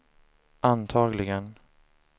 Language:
Swedish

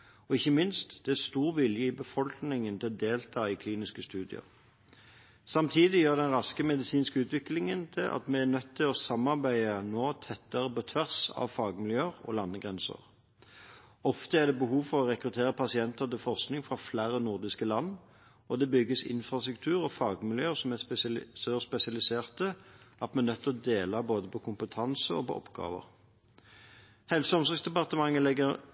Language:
Norwegian Bokmål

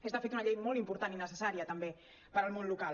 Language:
Catalan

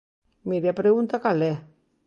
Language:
Galician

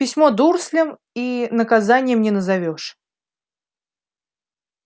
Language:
Russian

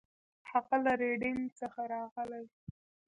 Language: Pashto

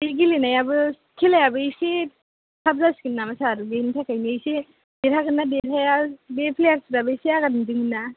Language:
Bodo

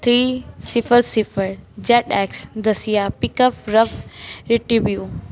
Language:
Punjabi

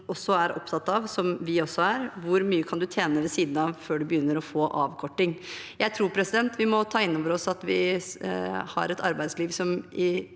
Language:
Norwegian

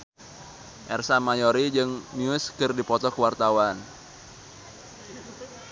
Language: Sundanese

